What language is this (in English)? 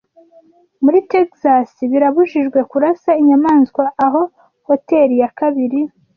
Kinyarwanda